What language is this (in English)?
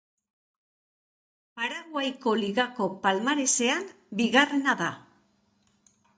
Basque